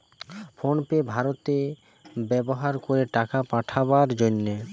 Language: Bangla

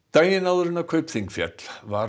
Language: Icelandic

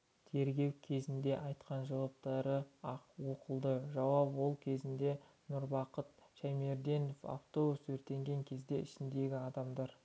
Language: Kazakh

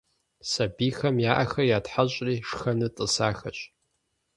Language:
Kabardian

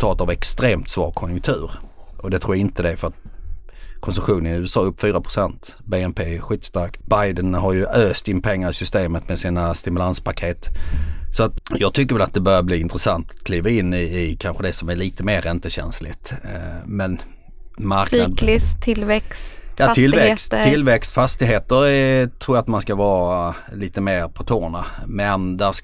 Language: Swedish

